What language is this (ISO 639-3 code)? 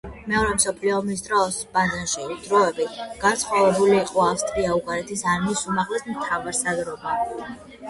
kat